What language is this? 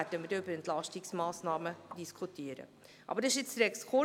Swiss German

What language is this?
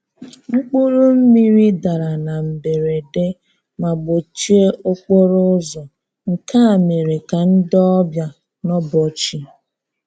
Igbo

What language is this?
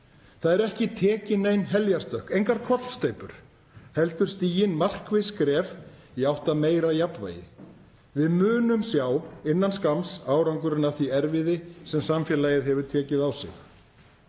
Icelandic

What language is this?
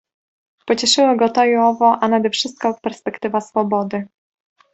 Polish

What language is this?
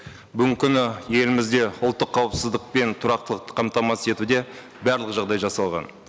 Kazakh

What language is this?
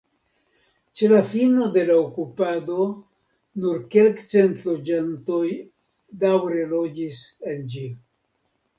Esperanto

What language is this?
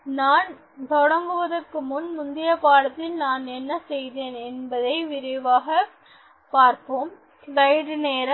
Tamil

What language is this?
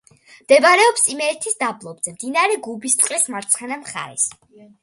Georgian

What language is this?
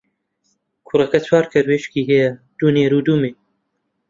Central Kurdish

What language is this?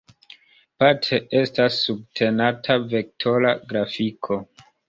Esperanto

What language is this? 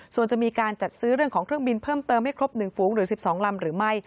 Thai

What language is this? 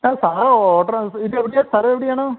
Malayalam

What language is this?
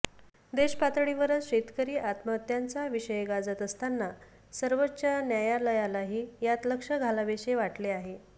Marathi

